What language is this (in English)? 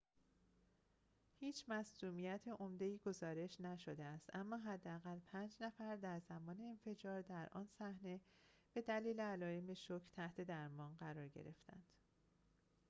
Persian